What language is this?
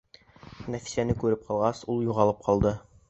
Bashkir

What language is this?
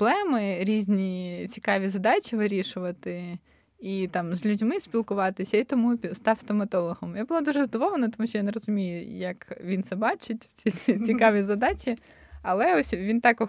Ukrainian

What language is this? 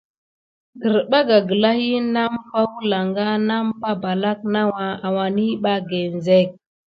Gidar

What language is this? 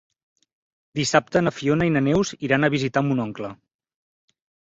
Catalan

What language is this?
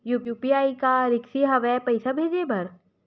Chhattisgarhi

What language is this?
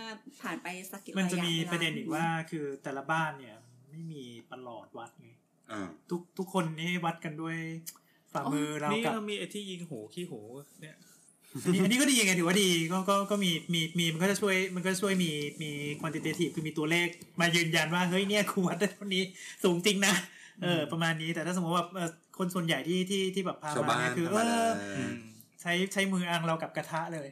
Thai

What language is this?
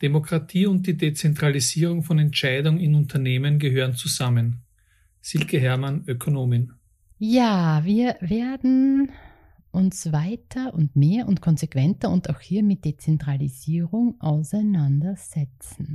German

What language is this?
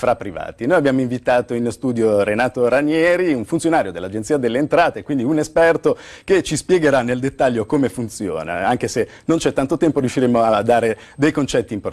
Italian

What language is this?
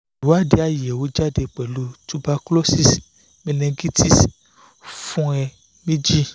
Yoruba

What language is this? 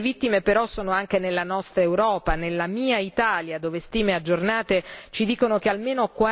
Italian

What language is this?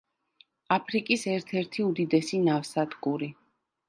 Georgian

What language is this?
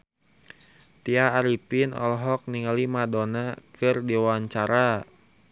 Sundanese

